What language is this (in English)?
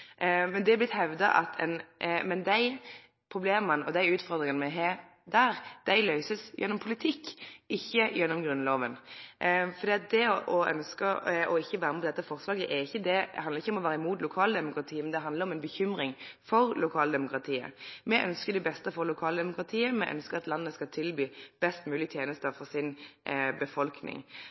Norwegian Nynorsk